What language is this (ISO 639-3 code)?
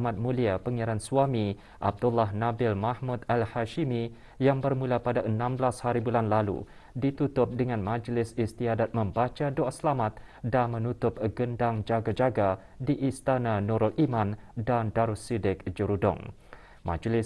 msa